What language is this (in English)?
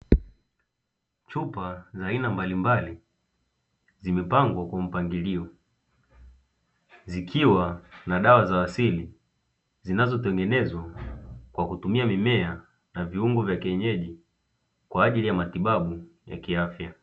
Swahili